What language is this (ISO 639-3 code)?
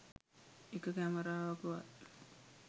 sin